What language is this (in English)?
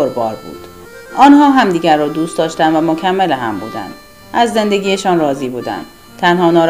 Persian